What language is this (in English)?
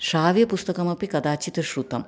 Sanskrit